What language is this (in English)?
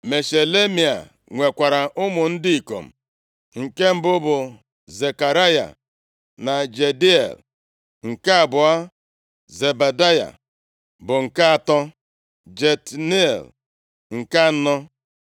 Igbo